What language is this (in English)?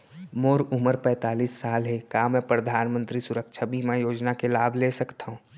Chhattisgarhi